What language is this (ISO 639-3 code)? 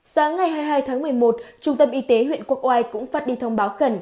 vie